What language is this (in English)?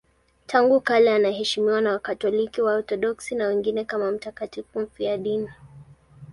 Swahili